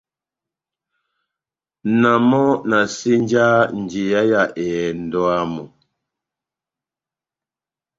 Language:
Batanga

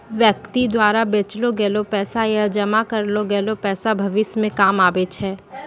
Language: Maithili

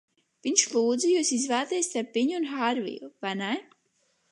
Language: Latvian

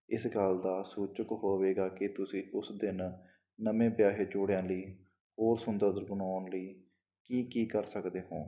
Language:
Punjabi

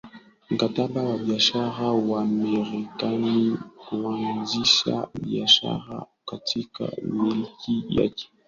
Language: Swahili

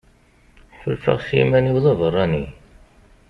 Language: Kabyle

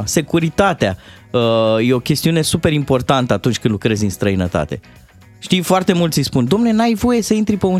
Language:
Romanian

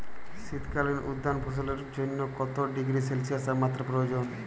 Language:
Bangla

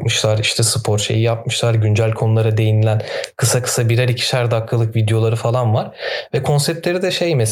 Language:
Turkish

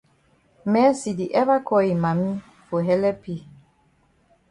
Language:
Cameroon Pidgin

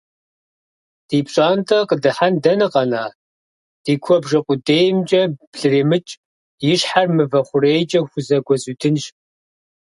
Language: Kabardian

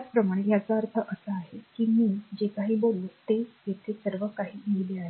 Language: Marathi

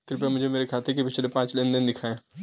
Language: Hindi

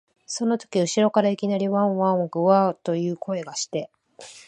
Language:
Japanese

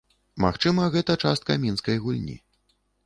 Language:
Belarusian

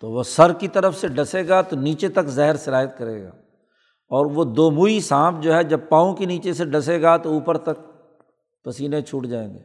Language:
Urdu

